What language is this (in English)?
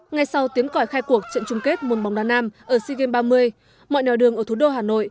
Vietnamese